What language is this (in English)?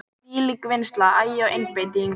Icelandic